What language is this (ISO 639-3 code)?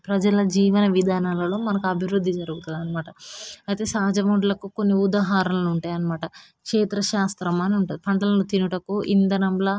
tel